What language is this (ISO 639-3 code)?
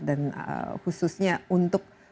ind